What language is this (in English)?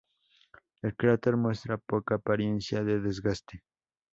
Spanish